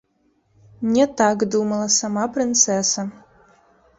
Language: Belarusian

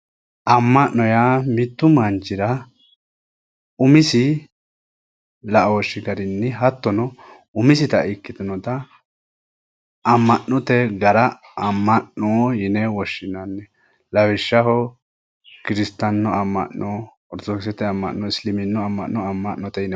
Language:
Sidamo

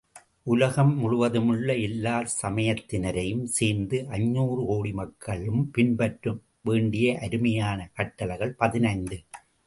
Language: Tamil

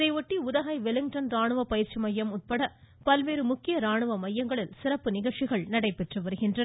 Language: Tamil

